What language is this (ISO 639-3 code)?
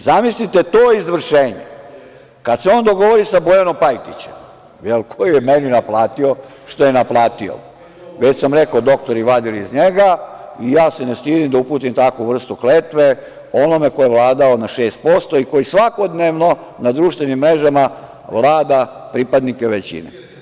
srp